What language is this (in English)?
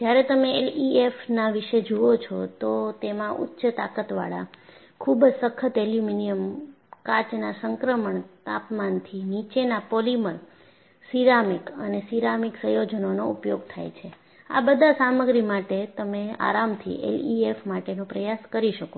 Gujarati